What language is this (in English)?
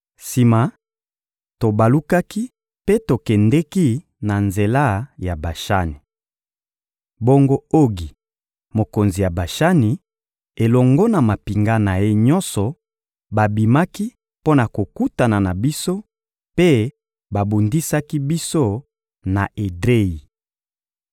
Lingala